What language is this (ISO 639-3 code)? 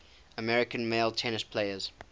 eng